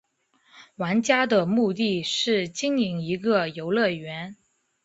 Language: Chinese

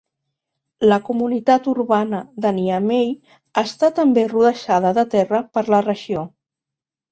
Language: Catalan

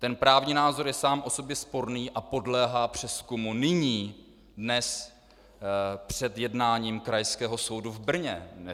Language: Czech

